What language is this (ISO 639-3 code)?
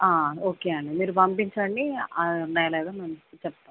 tel